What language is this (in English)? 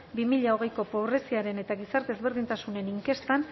Basque